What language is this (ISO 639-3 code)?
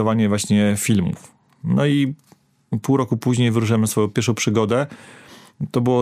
pol